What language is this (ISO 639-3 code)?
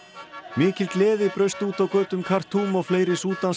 isl